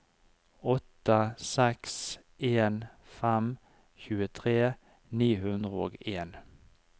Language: Norwegian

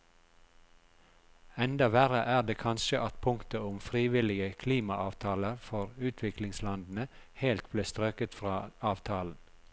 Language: Norwegian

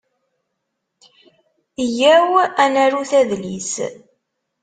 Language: Kabyle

